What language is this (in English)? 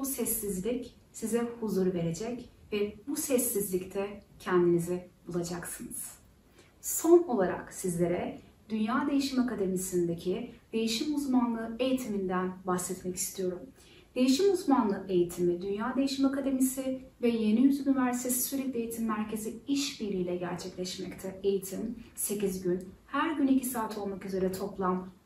Turkish